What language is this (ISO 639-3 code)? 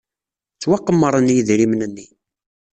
kab